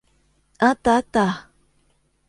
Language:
Japanese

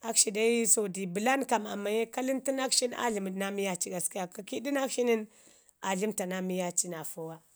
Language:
Ngizim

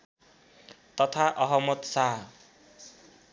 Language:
Nepali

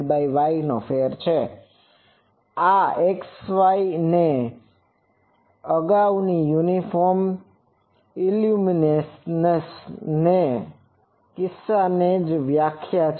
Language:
Gujarati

